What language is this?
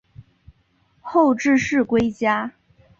Chinese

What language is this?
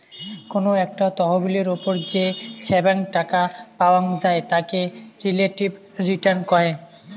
Bangla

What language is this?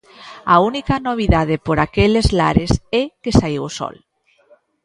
Galician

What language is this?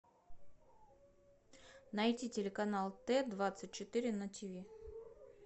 Russian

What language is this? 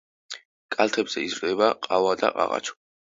Georgian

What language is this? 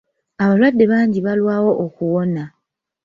Ganda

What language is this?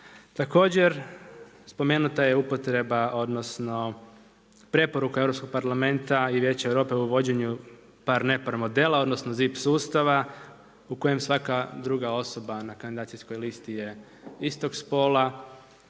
Croatian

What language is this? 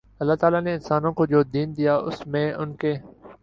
Urdu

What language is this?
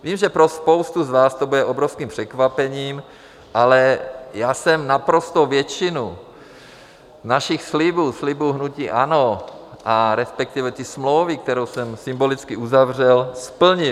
Czech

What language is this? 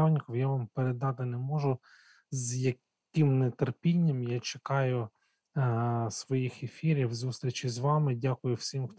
Ukrainian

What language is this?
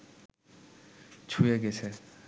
Bangla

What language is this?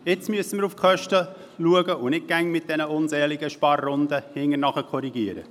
Swiss German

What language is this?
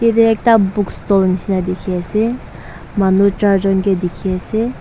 Naga Pidgin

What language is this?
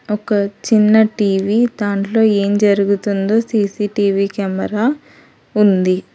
Telugu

